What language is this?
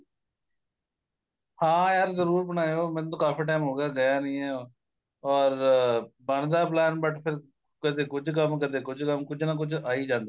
Punjabi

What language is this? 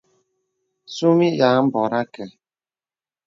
Bebele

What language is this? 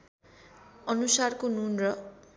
Nepali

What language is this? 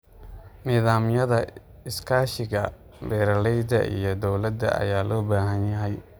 Somali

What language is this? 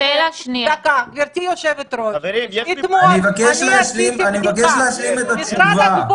Hebrew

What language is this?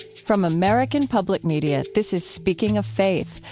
English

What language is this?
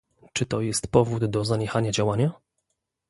Polish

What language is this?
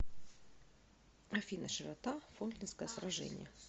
Russian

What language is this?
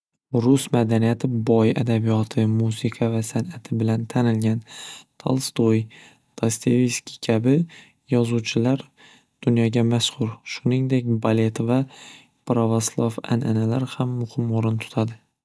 Uzbek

